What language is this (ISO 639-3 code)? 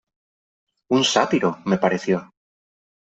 spa